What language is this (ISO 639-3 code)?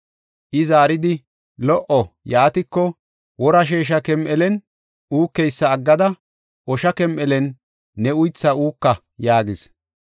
gof